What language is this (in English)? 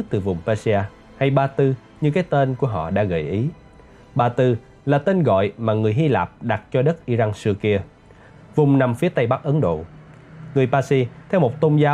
Vietnamese